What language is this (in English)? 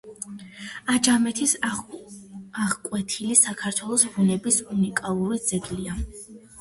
Georgian